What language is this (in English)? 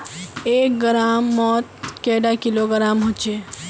Magahi